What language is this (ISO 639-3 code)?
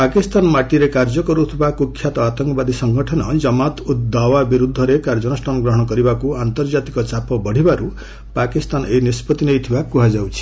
ori